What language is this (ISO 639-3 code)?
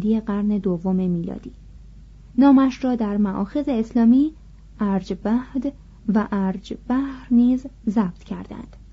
fas